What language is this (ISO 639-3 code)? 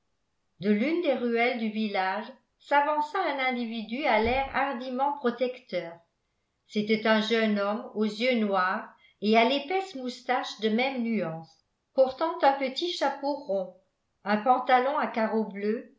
fra